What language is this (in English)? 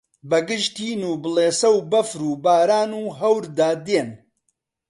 Central Kurdish